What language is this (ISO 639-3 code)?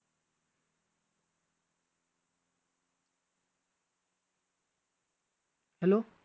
mar